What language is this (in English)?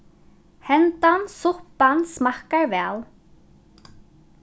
Faroese